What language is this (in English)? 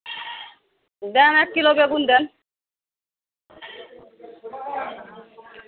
Bangla